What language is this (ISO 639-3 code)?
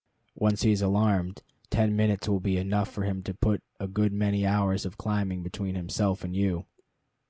eng